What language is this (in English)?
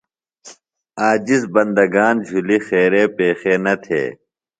Phalura